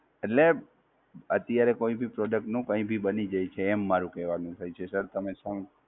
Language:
Gujarati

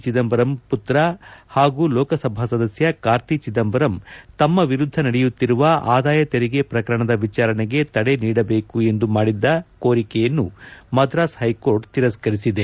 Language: Kannada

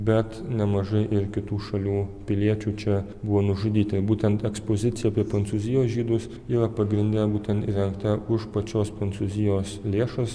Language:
Lithuanian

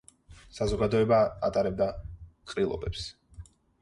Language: Georgian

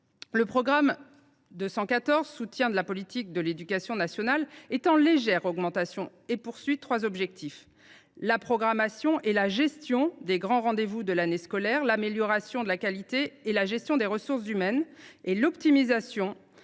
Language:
French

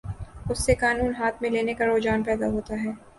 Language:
Urdu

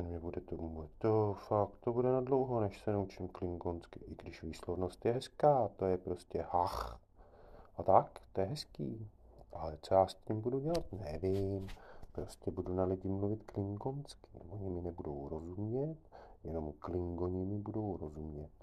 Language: Czech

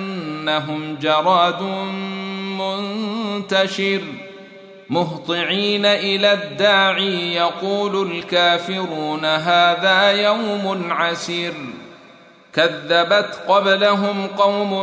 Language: Arabic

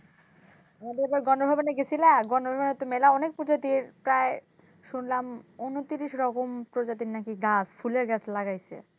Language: Bangla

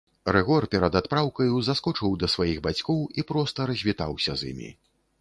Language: Belarusian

